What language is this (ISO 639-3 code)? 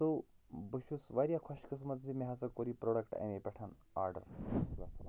kas